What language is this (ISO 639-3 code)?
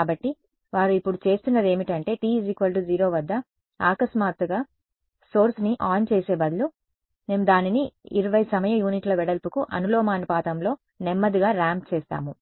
tel